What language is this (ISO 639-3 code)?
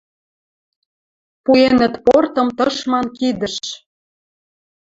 mrj